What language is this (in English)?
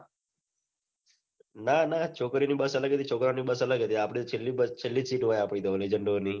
Gujarati